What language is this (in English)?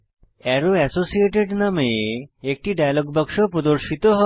Bangla